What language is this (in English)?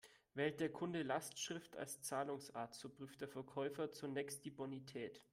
German